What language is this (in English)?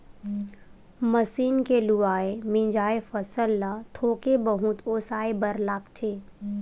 Chhattisgarhi